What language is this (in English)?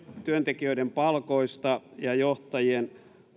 Finnish